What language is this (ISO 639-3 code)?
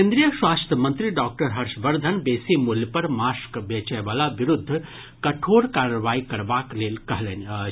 mai